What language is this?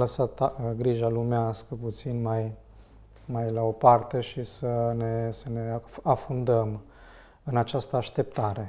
Romanian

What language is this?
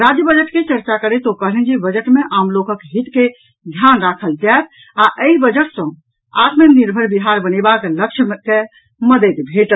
Maithili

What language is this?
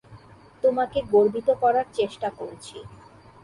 Bangla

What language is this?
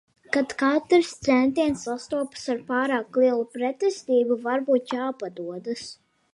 Latvian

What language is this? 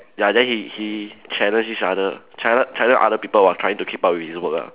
English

